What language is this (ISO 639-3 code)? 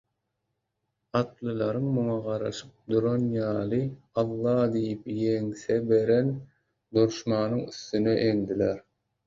tuk